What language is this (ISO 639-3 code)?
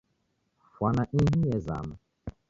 dav